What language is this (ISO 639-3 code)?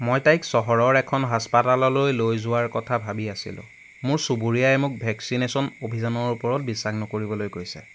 asm